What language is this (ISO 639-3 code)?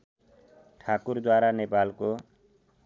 nep